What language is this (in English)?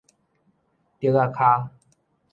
Min Nan Chinese